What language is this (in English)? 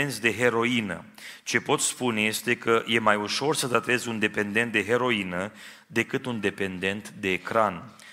Romanian